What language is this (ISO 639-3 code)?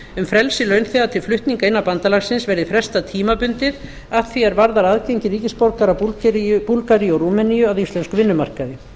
isl